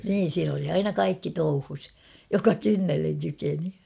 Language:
Finnish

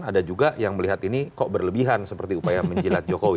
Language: Indonesian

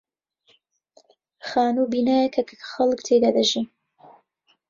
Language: Central Kurdish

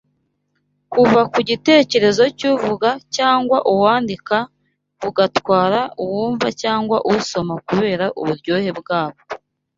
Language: Kinyarwanda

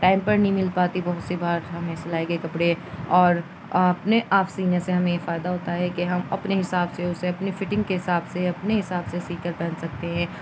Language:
Urdu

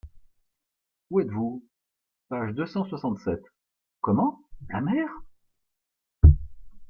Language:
French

